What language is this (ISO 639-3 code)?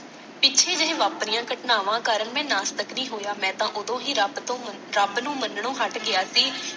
pan